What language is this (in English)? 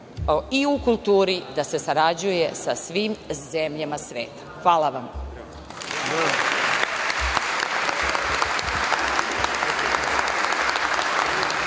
Serbian